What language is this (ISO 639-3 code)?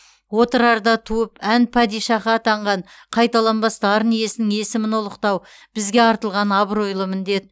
kaz